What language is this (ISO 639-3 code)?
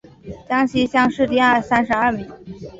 zho